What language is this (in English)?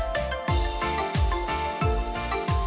Indonesian